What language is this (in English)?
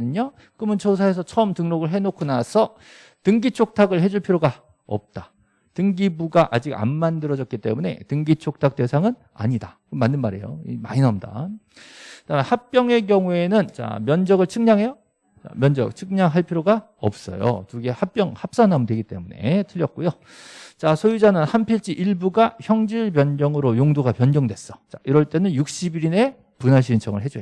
Korean